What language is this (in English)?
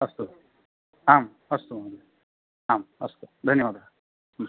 Sanskrit